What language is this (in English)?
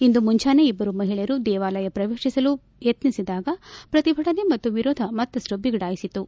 Kannada